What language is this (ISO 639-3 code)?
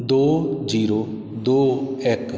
pan